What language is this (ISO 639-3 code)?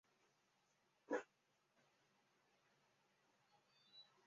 zho